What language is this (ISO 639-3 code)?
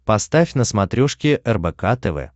rus